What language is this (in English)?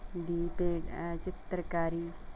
Punjabi